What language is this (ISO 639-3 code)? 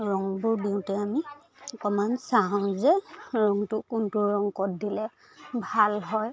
asm